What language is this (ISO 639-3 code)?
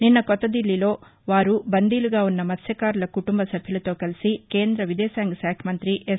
tel